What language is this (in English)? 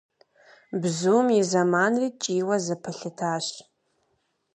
Kabardian